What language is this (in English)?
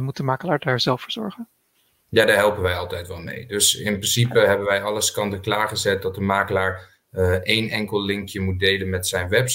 Dutch